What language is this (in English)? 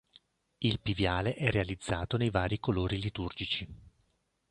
Italian